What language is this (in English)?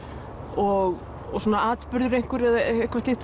Icelandic